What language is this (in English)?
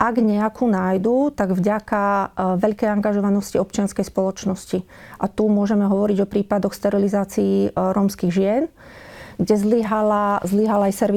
Slovak